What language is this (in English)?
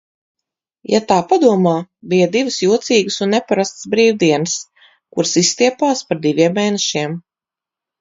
Latvian